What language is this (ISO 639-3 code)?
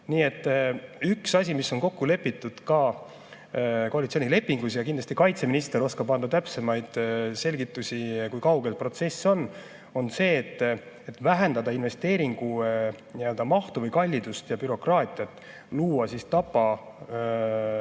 est